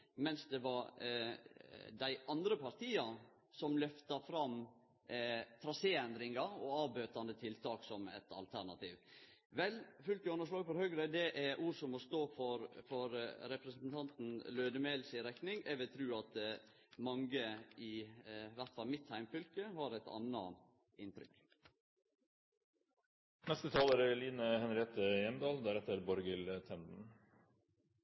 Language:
Norwegian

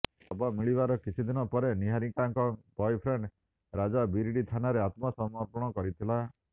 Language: Odia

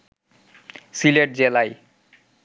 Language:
Bangla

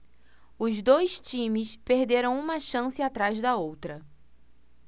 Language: Portuguese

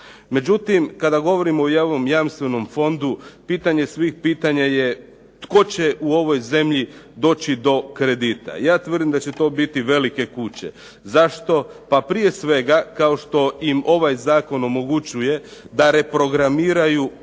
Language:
Croatian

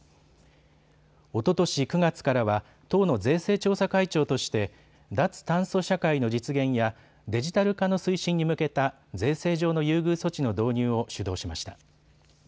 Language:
Japanese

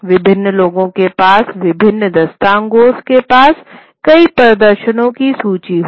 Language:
Hindi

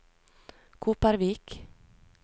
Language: Norwegian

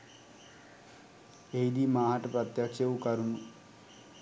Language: Sinhala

